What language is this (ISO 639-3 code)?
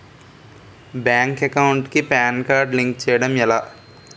tel